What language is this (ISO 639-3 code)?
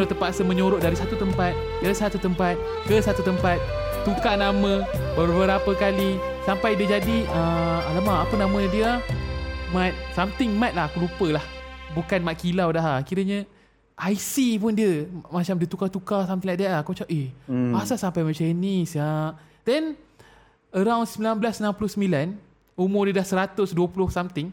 msa